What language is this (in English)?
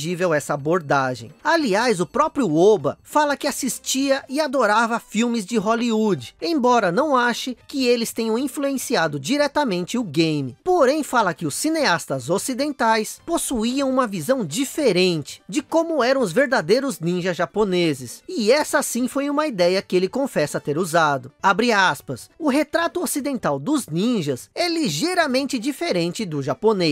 Portuguese